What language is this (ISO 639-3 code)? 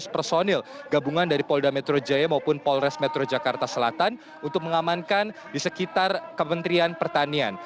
ind